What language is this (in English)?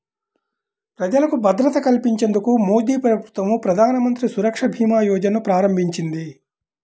Telugu